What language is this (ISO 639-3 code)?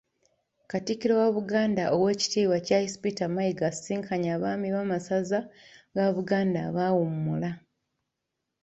lug